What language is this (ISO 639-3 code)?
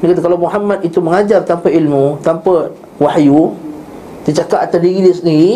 msa